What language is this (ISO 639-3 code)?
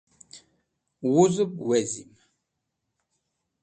wbl